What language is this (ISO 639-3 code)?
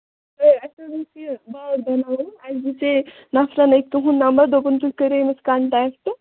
kas